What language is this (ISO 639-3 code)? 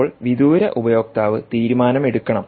mal